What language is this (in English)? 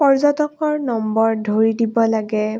Assamese